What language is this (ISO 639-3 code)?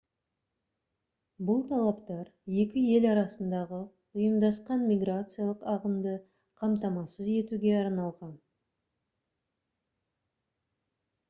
kaz